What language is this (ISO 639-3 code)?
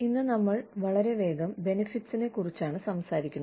mal